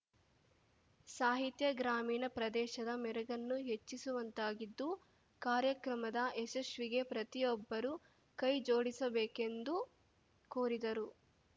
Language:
Kannada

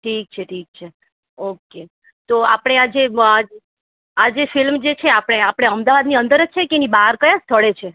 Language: Gujarati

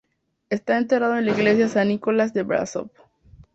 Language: Spanish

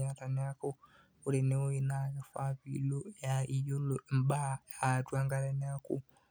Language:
Masai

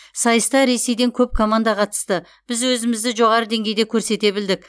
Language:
Kazakh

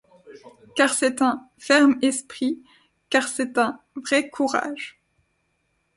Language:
French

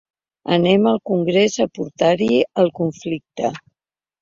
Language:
Catalan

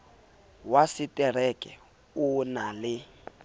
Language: Southern Sotho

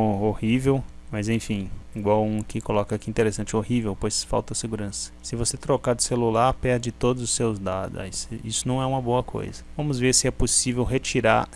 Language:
Portuguese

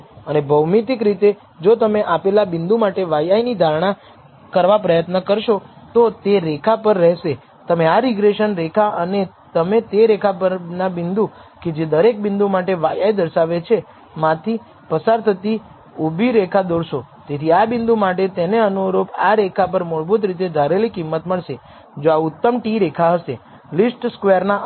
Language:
Gujarati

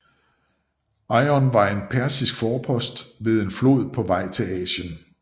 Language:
Danish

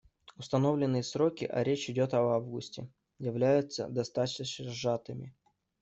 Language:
Russian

